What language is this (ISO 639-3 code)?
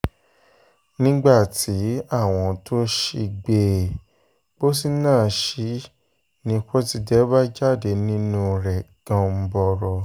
yor